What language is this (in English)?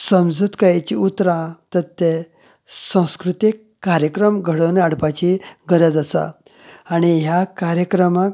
Konkani